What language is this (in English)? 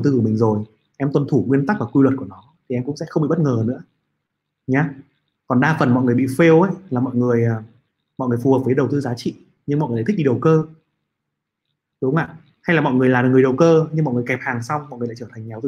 Vietnamese